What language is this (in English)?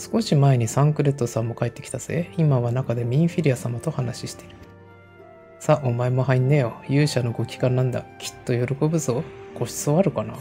Japanese